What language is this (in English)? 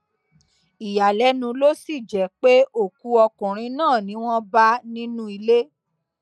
Yoruba